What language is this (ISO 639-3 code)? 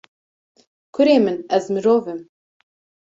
kur